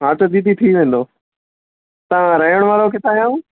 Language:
Sindhi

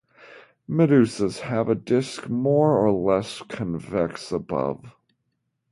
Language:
English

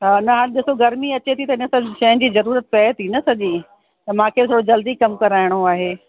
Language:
Sindhi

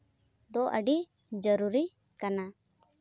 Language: Santali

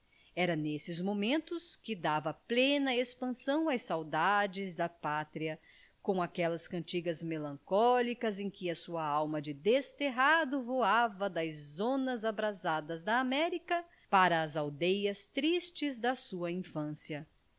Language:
Portuguese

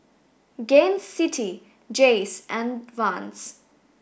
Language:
English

